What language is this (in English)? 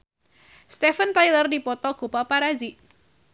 Sundanese